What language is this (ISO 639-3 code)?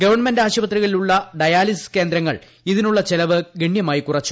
mal